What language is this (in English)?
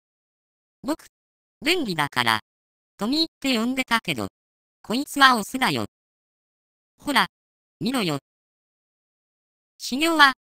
Japanese